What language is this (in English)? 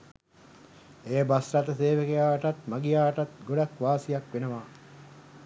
Sinhala